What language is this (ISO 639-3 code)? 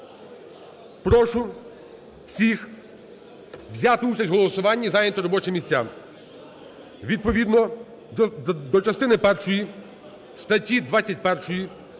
ukr